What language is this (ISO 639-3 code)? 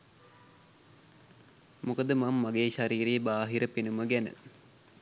sin